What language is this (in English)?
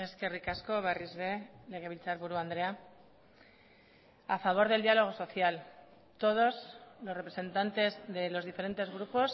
Spanish